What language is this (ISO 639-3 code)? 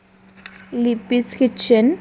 asm